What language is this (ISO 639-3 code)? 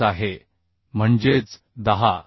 mar